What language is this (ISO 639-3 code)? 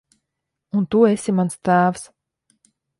lav